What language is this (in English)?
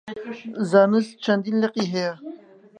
Central Kurdish